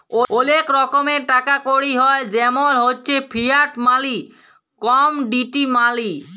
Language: Bangla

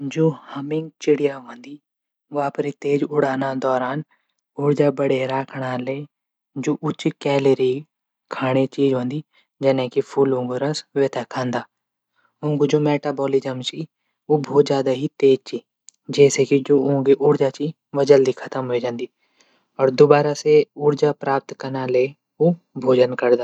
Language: Garhwali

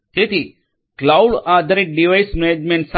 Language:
Gujarati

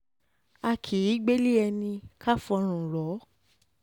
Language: Yoruba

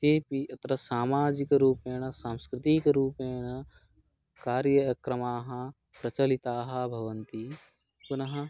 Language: Sanskrit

